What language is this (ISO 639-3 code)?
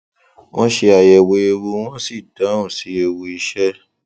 yor